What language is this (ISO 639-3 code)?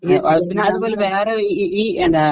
mal